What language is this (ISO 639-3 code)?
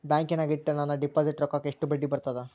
kan